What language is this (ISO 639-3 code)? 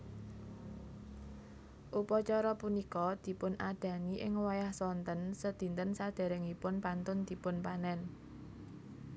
jav